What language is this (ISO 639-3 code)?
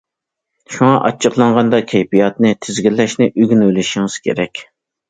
uig